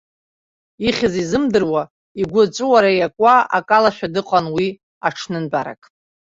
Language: Abkhazian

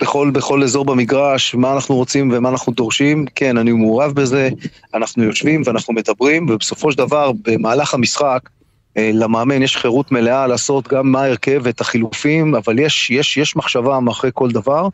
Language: Hebrew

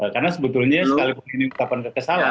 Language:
Indonesian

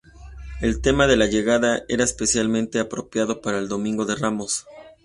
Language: Spanish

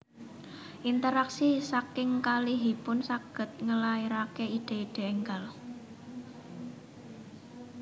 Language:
Javanese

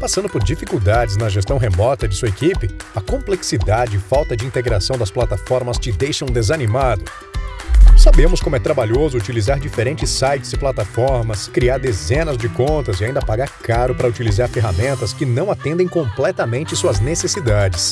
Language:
Portuguese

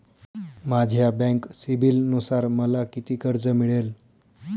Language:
Marathi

